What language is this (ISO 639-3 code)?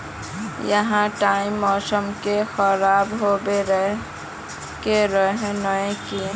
mag